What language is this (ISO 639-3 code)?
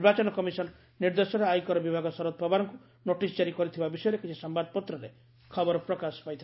ori